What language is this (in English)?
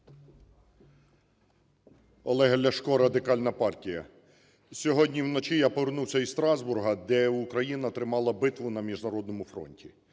Ukrainian